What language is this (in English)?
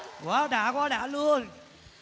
Vietnamese